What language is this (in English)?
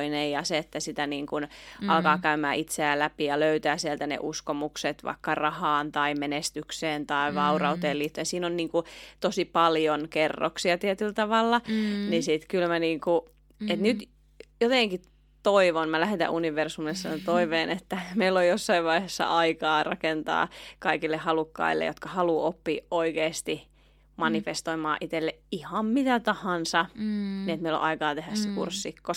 Finnish